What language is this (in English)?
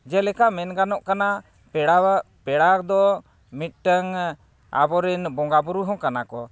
Santali